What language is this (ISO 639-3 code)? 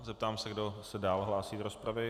ces